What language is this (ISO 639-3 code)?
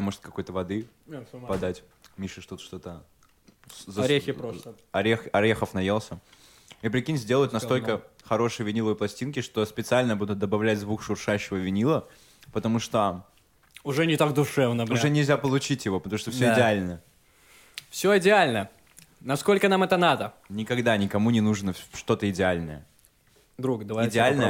rus